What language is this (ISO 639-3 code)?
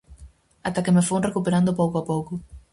glg